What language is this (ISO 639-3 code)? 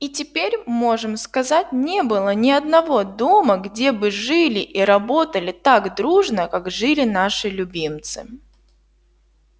rus